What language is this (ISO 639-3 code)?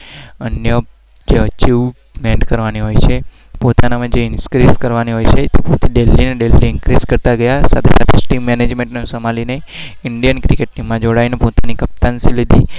guj